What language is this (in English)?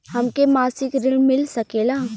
Bhojpuri